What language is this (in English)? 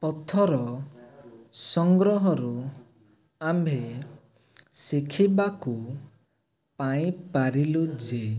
Odia